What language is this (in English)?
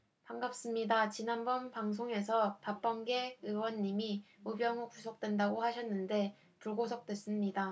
Korean